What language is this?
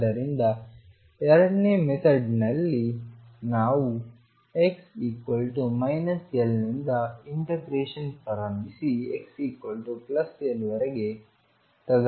Kannada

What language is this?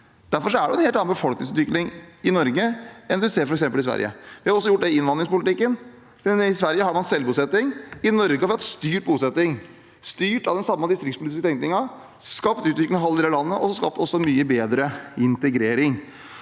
Norwegian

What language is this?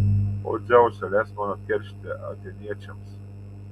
Lithuanian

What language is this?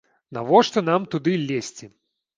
Belarusian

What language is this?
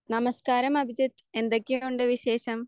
Malayalam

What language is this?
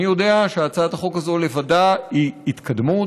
Hebrew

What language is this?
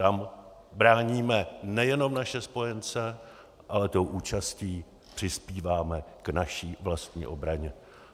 Czech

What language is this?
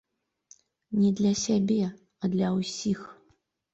Belarusian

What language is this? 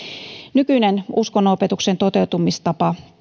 Finnish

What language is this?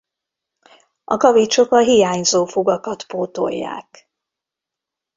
Hungarian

